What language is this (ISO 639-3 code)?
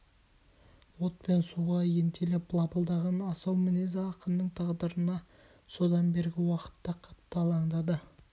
kaz